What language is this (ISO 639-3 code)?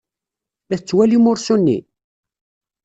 kab